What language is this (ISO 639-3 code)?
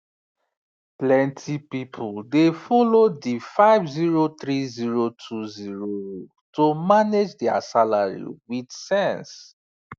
pcm